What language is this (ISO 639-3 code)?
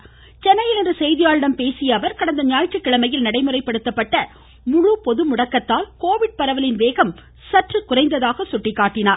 tam